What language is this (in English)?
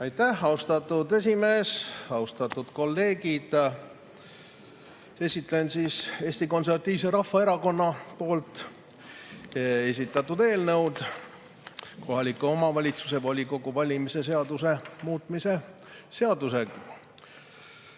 Estonian